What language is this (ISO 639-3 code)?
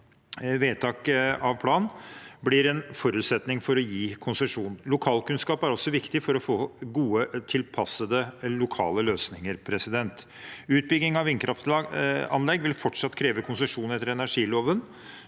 nor